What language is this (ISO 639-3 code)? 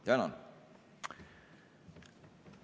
est